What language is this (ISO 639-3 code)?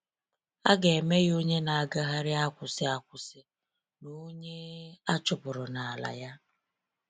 ibo